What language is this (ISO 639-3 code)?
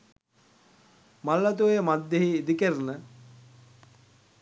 sin